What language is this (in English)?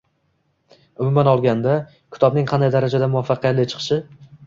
Uzbek